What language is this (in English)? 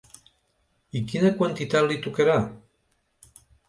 Catalan